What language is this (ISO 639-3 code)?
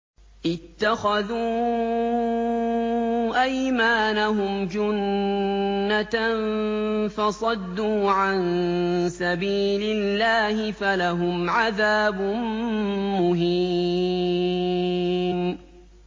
ara